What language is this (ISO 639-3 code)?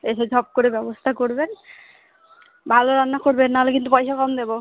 ben